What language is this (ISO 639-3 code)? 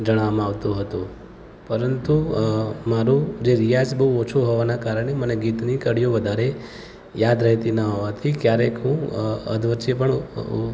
guj